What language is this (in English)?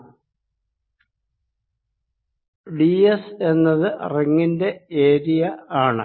Malayalam